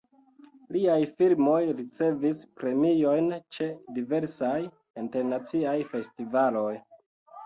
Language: Esperanto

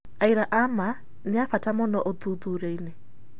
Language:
Kikuyu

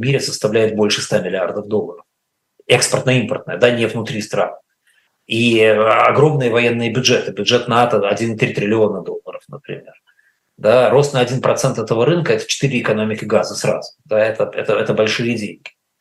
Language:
Russian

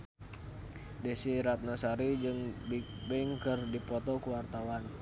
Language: Sundanese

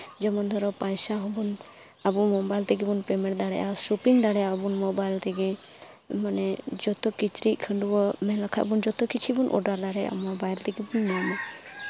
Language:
Santali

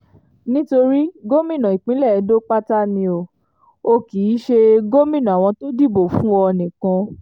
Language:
Yoruba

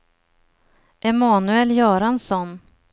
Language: Swedish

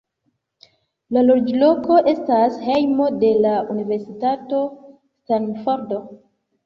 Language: Esperanto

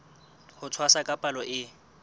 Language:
Southern Sotho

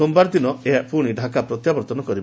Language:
Odia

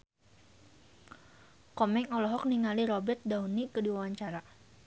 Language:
Sundanese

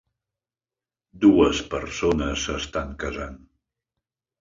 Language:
Catalan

